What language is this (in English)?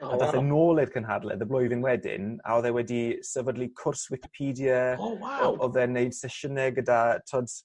Welsh